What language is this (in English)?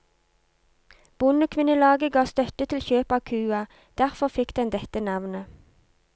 Norwegian